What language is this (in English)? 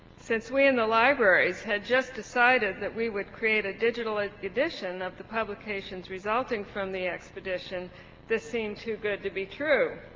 English